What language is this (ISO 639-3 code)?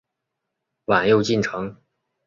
zho